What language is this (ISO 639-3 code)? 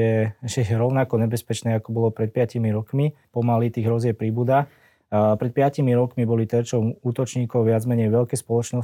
slk